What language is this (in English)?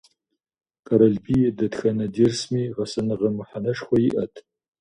Kabardian